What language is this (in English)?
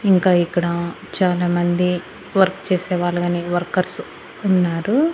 Telugu